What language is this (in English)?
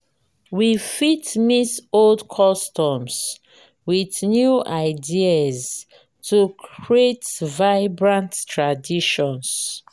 Nigerian Pidgin